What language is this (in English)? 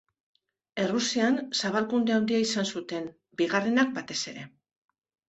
Basque